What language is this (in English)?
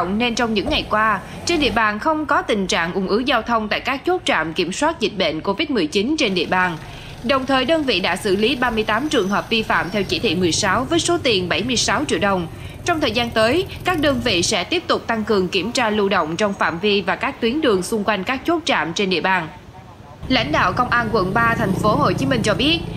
Vietnamese